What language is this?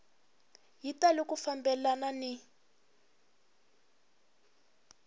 Tsonga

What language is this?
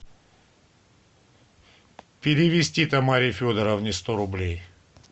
Russian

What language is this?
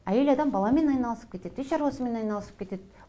Kazakh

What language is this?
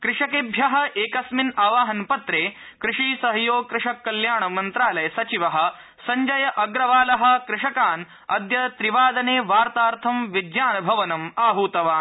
Sanskrit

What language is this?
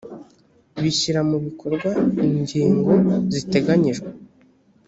Kinyarwanda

